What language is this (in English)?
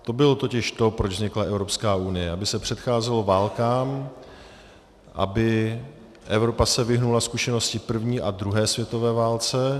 Czech